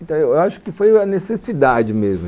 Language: Portuguese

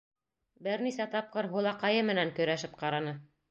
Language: Bashkir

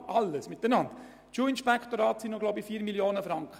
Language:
Swiss German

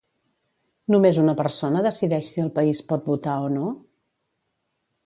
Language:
Catalan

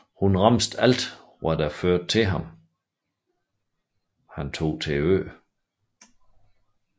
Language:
Danish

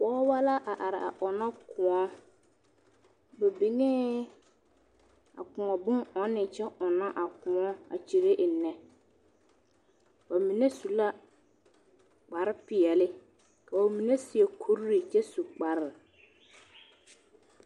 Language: Southern Dagaare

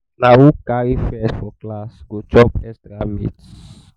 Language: Nigerian Pidgin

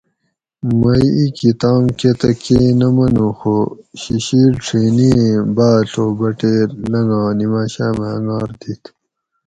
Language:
Gawri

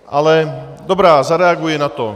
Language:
Czech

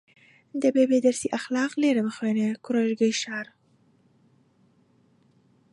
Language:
Central Kurdish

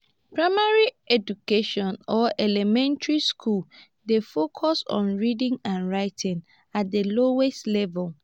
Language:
Nigerian Pidgin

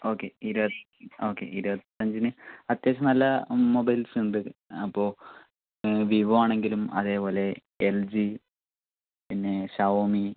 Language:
Malayalam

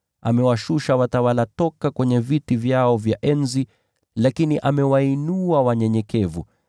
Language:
Swahili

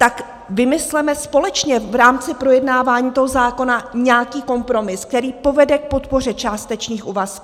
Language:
Czech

